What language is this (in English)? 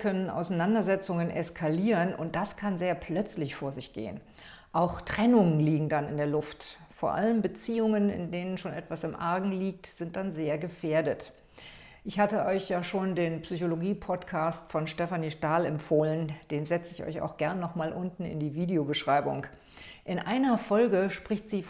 German